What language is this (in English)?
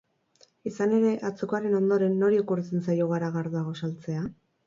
Basque